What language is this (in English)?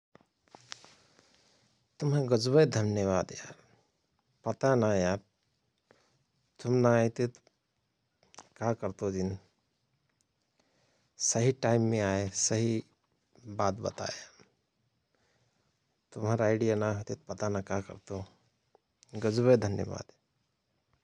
Rana Tharu